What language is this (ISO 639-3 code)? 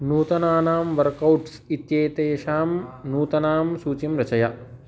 san